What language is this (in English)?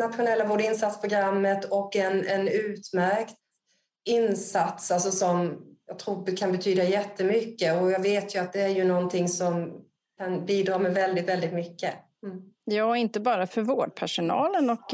Swedish